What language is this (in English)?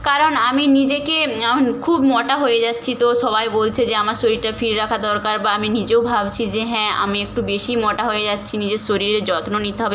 Bangla